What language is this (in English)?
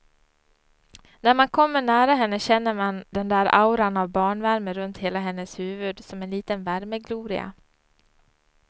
Swedish